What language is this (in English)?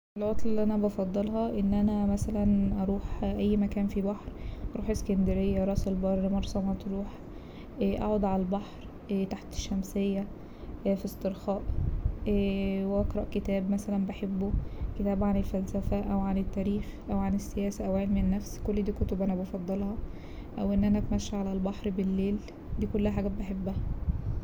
Egyptian Arabic